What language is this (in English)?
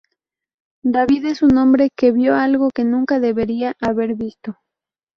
Spanish